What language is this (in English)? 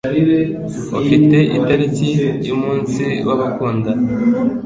Kinyarwanda